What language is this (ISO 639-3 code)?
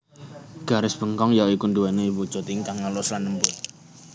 jav